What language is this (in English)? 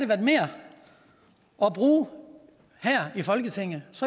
Danish